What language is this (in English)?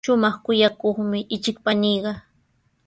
Sihuas Ancash Quechua